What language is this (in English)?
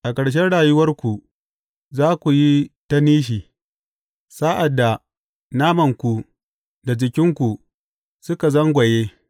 Hausa